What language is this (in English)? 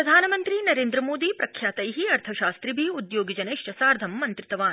Sanskrit